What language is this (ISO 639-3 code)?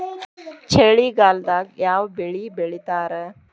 kan